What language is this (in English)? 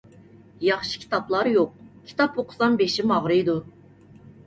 Uyghur